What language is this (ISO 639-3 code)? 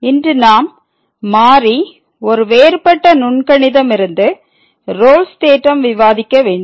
tam